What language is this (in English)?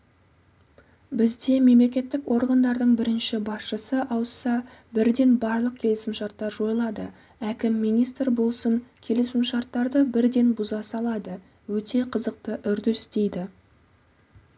Kazakh